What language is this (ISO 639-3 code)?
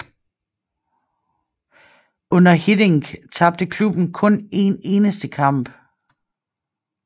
dan